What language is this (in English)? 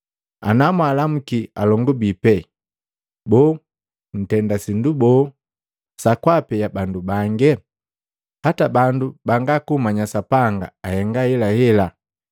Matengo